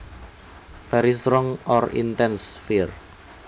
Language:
Javanese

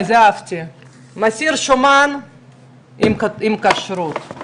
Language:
Hebrew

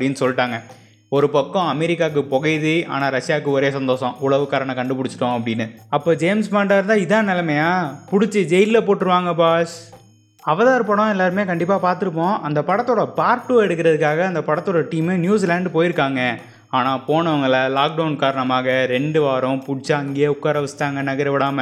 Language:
Tamil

